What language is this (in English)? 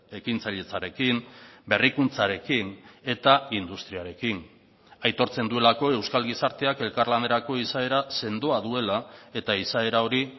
Basque